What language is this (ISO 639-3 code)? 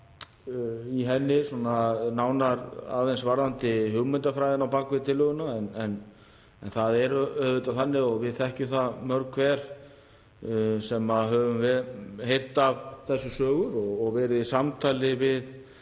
isl